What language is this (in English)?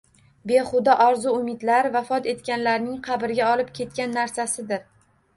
Uzbek